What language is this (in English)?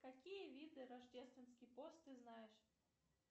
Russian